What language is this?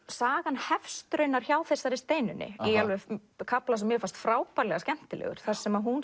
Icelandic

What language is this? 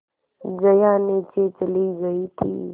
Hindi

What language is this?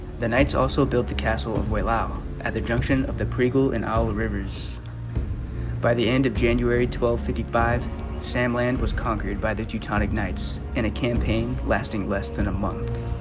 English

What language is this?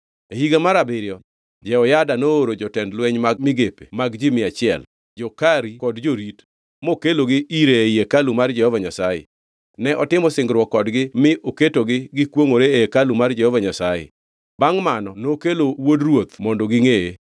Luo (Kenya and Tanzania)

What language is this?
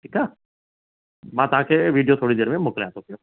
Sindhi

